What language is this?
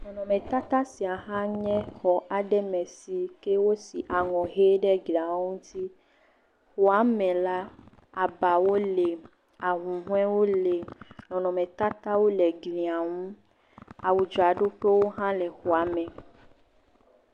Ewe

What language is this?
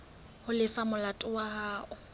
Southern Sotho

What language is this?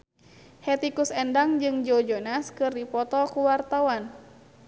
Sundanese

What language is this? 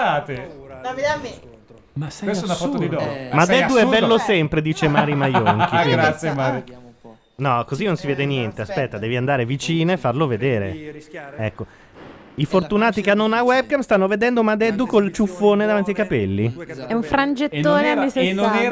Italian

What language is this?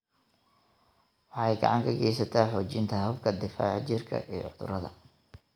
Somali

